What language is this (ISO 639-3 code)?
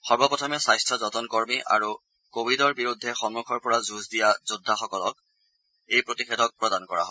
asm